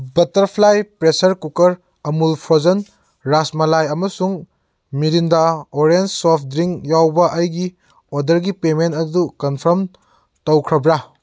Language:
Manipuri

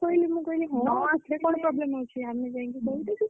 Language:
Odia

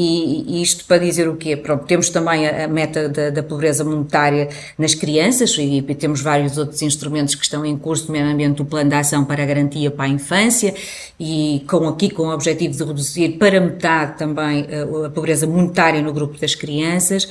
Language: Portuguese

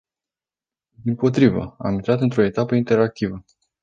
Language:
Romanian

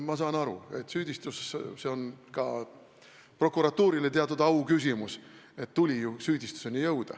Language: Estonian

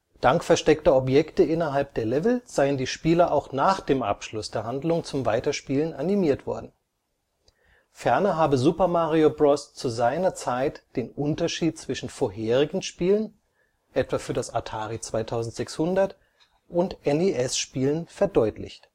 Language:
German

